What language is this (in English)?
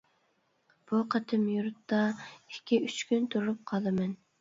Uyghur